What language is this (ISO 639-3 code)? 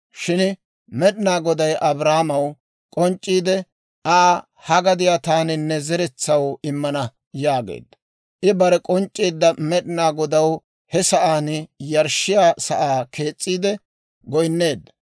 dwr